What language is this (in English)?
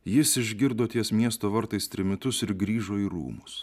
Lithuanian